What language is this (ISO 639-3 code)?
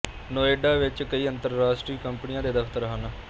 pan